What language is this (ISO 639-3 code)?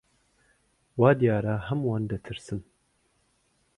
ckb